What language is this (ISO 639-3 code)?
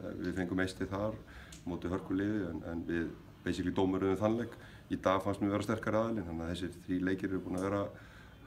nor